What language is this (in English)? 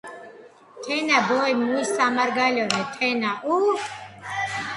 Georgian